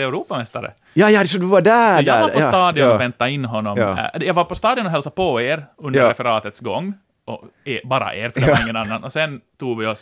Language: Swedish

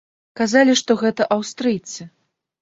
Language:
Belarusian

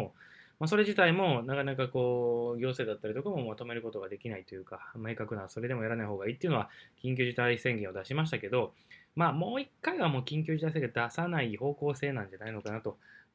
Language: Japanese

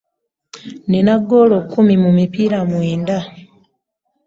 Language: Ganda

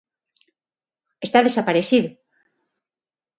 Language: Galician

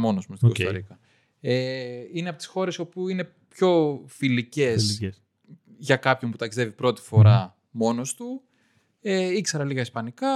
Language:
Greek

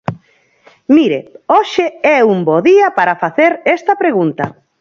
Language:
Galician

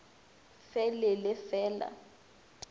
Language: Northern Sotho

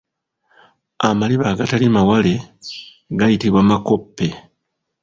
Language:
Ganda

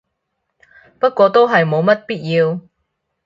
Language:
Cantonese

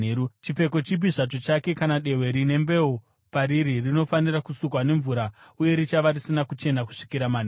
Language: Shona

